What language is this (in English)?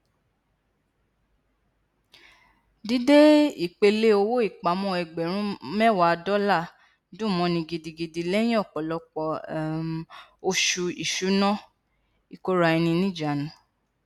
Yoruba